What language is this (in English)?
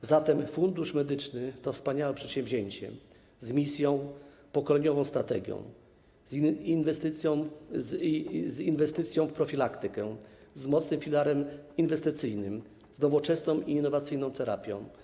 Polish